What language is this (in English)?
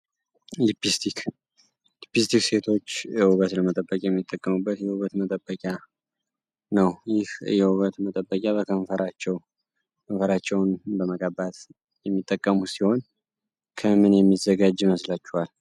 Amharic